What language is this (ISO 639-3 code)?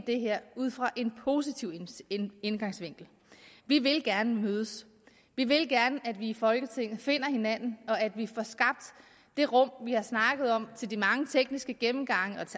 dan